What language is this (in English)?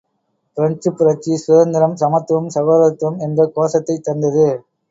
Tamil